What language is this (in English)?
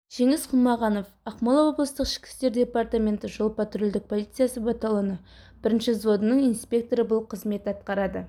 Kazakh